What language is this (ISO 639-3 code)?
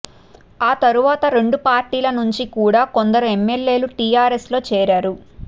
tel